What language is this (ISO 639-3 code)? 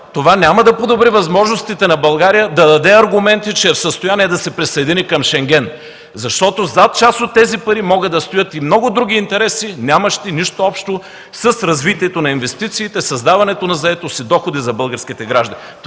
bul